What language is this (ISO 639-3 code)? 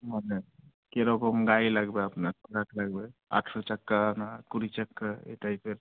ben